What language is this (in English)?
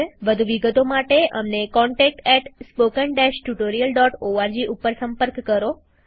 Gujarati